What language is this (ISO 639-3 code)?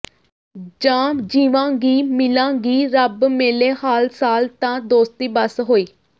pan